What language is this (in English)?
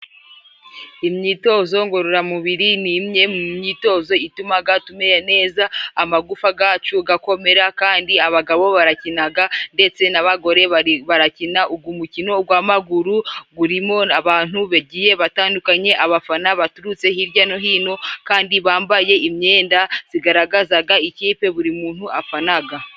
Kinyarwanda